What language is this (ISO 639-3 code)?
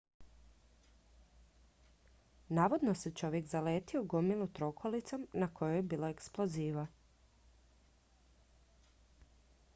hrv